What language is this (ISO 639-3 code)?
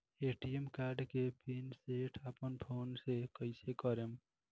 bho